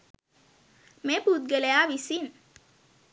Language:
Sinhala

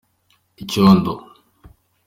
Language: Kinyarwanda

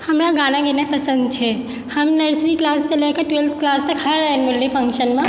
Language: Maithili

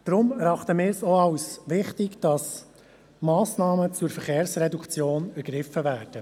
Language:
Swiss German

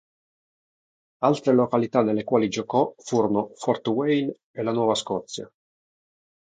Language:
Italian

